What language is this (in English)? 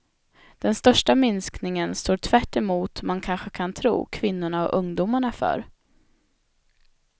Swedish